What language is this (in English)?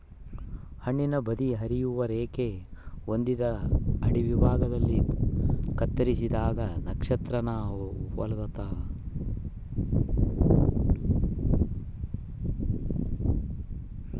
Kannada